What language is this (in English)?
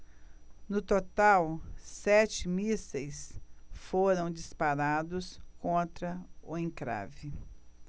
Portuguese